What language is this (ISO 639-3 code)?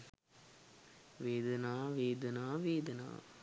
sin